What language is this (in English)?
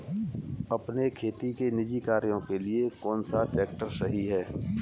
Hindi